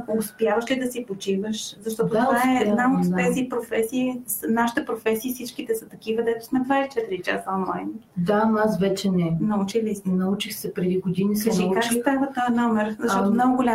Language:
Bulgarian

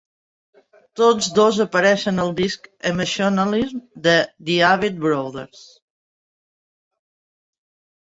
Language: Catalan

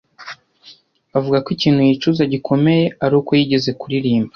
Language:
Kinyarwanda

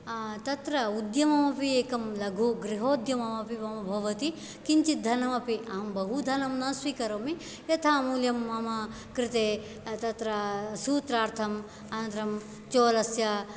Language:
Sanskrit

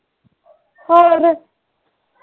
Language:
Punjabi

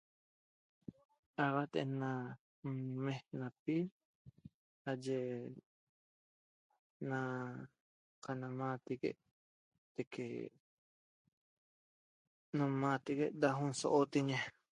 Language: Toba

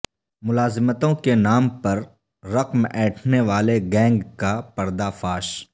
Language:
Urdu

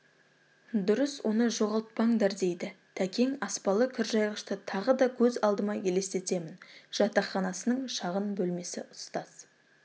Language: Kazakh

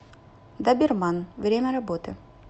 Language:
Russian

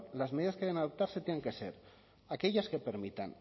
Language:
Spanish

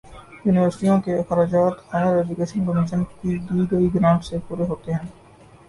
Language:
Urdu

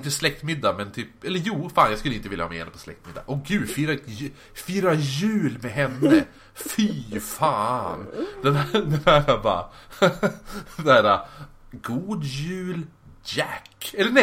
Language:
Swedish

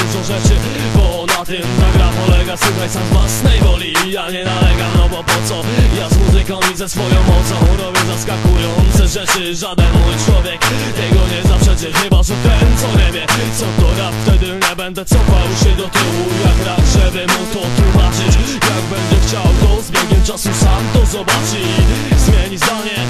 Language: Polish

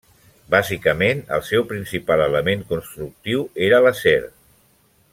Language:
Catalan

